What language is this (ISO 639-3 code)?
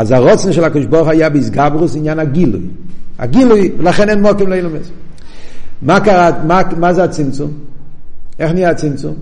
heb